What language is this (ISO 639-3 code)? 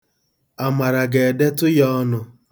ibo